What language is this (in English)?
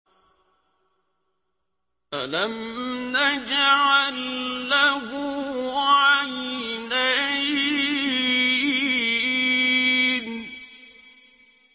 Arabic